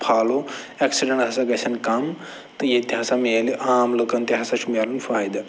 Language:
Kashmiri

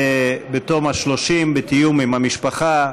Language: Hebrew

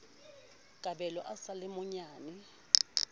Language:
Southern Sotho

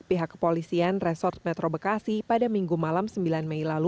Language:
Indonesian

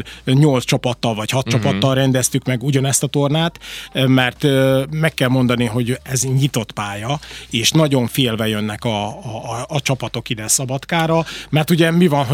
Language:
Hungarian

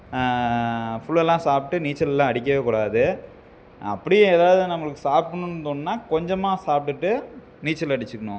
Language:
Tamil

